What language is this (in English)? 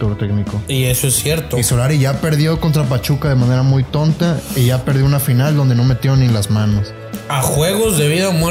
Spanish